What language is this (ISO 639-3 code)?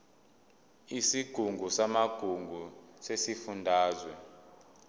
zul